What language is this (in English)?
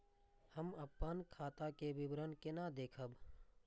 Maithili